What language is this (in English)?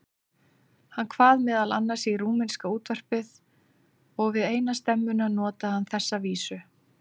Icelandic